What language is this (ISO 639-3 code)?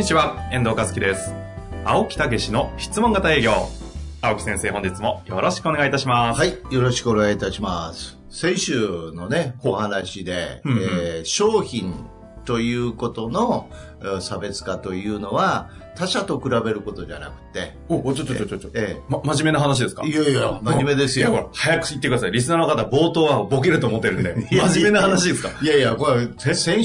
jpn